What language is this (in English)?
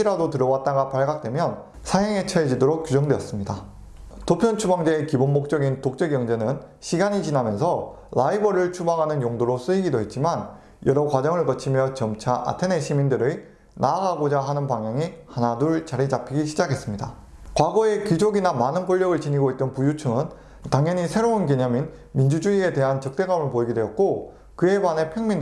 Korean